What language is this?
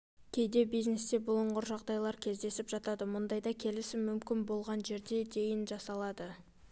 Kazakh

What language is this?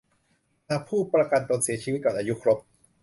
Thai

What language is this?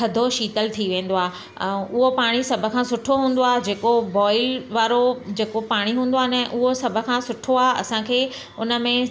Sindhi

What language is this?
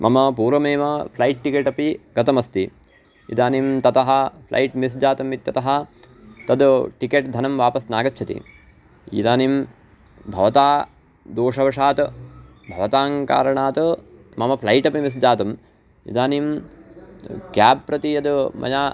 Sanskrit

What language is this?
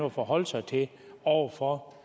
Danish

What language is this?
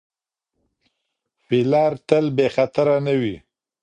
Pashto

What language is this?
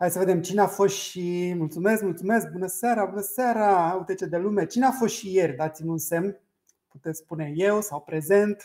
Romanian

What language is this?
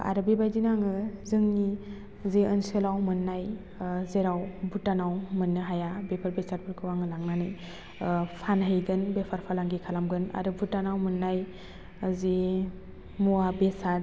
Bodo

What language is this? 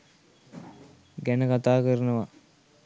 Sinhala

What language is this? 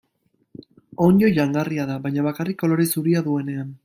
Basque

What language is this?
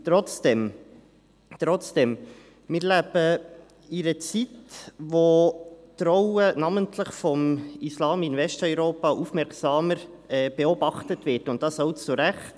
Swiss German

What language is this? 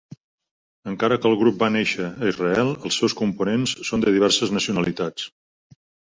Catalan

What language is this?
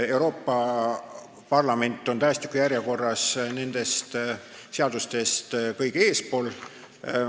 Estonian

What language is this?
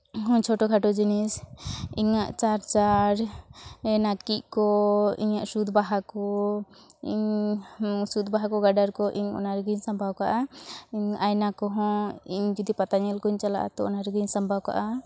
Santali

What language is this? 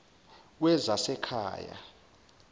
Zulu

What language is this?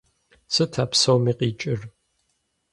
Kabardian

